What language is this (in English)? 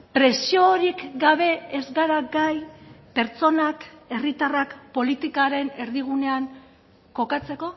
Basque